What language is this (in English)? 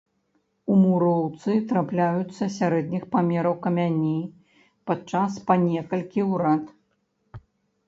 Belarusian